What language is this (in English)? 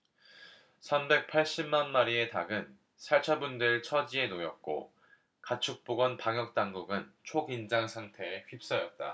Korean